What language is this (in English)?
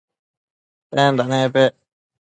Matsés